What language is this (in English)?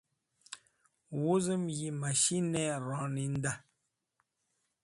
Wakhi